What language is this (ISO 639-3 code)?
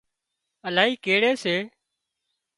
kxp